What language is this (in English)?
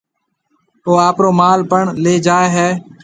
Marwari (Pakistan)